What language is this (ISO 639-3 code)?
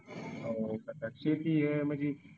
mar